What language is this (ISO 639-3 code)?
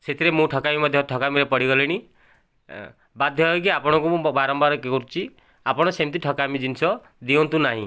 ori